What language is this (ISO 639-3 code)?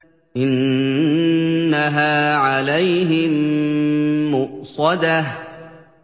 ara